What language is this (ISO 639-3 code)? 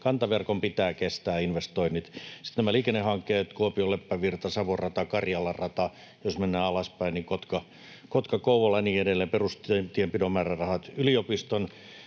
fin